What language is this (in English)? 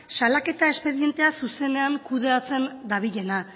Basque